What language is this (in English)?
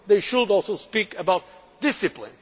English